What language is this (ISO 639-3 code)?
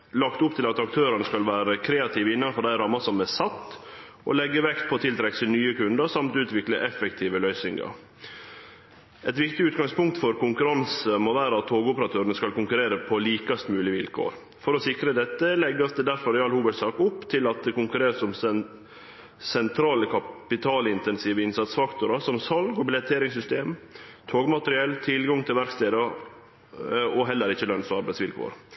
nno